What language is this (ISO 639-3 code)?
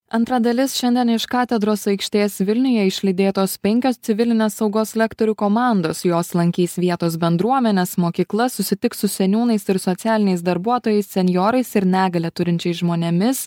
lit